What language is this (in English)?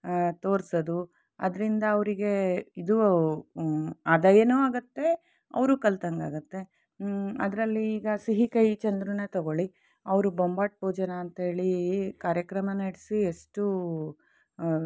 Kannada